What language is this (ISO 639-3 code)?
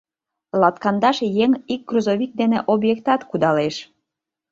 chm